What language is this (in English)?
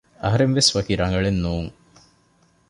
Divehi